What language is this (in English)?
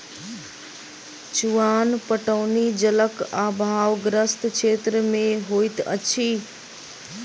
Maithili